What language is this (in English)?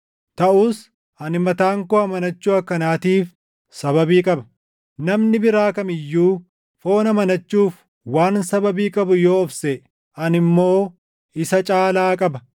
Oromo